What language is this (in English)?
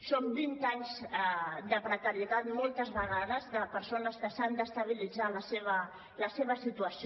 Catalan